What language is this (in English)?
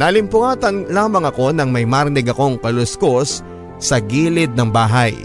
Filipino